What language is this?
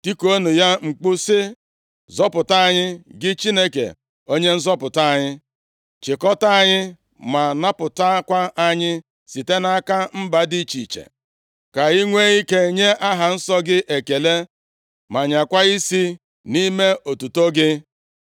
Igbo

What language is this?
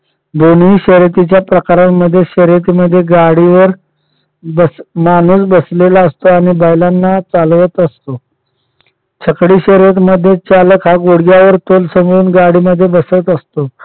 Marathi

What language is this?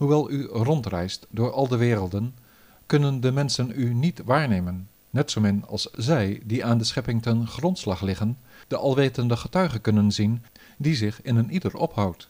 Dutch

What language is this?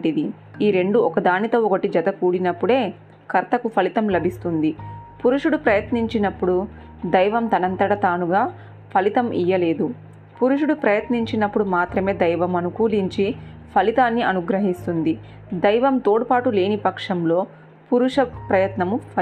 Telugu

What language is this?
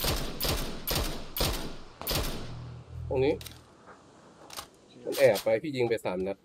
Thai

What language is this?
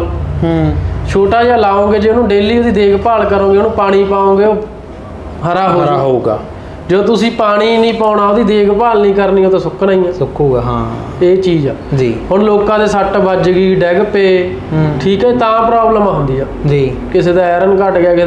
Punjabi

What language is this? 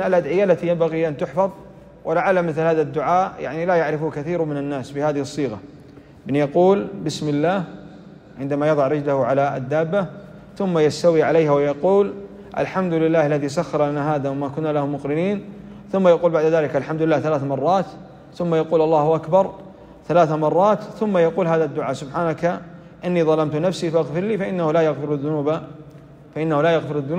Arabic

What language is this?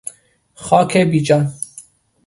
Persian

